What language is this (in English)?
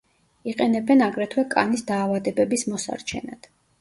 Georgian